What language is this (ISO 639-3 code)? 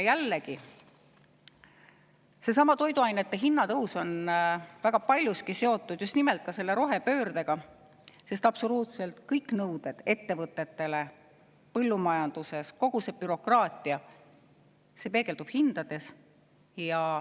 est